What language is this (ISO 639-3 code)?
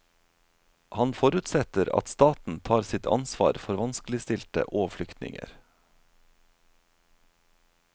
nor